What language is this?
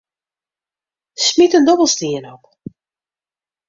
Western Frisian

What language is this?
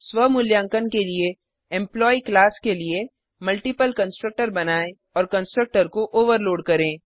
Hindi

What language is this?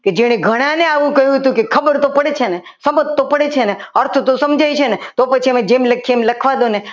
Gujarati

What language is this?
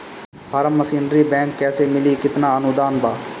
Bhojpuri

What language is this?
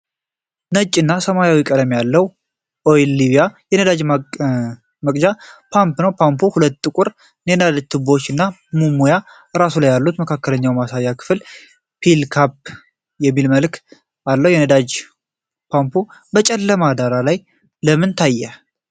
Amharic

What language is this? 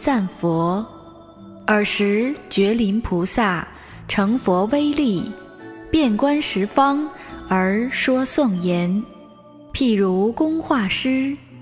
Chinese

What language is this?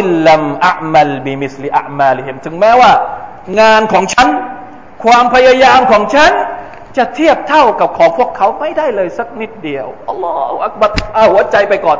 Thai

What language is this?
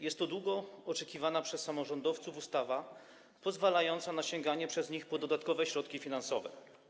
Polish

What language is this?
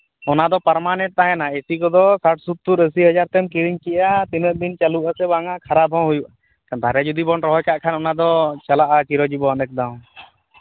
Santali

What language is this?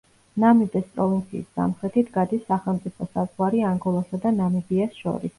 Georgian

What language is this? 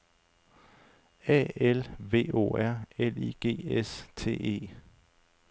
Danish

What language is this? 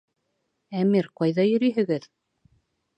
Bashkir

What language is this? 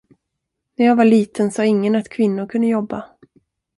Swedish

